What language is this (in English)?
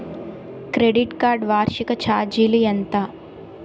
Telugu